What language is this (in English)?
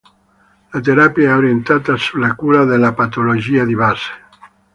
Italian